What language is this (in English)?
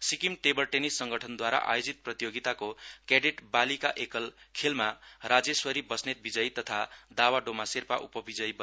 Nepali